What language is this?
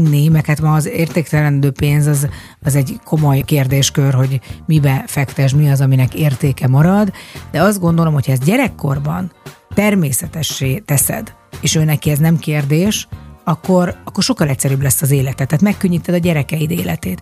Hungarian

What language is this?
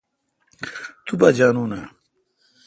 Kalkoti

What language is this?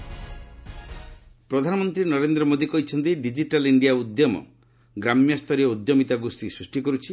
Odia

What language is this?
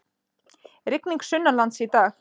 Icelandic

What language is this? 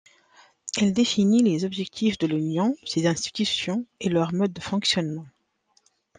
French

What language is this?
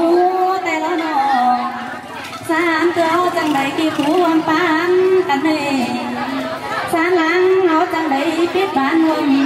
Thai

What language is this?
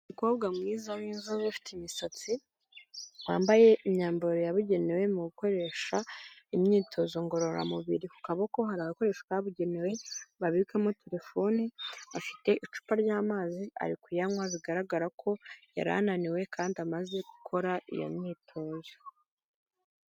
Kinyarwanda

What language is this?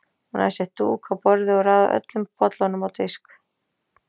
Icelandic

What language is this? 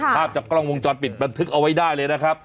Thai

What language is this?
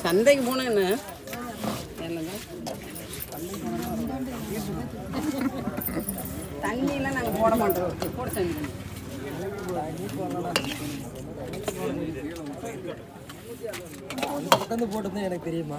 Arabic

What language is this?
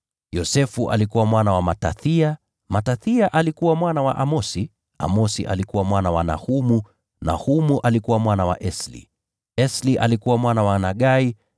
Swahili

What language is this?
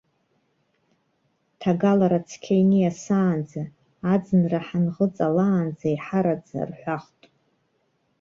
Abkhazian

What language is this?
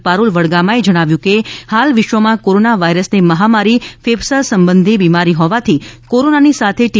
Gujarati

